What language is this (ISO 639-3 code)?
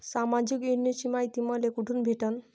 mar